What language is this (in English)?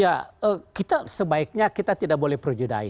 Indonesian